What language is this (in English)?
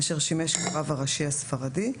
Hebrew